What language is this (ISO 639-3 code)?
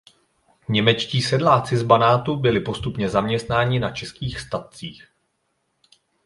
ces